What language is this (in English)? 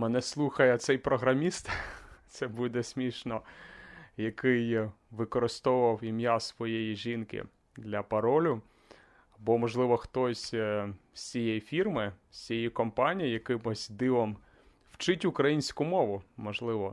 Ukrainian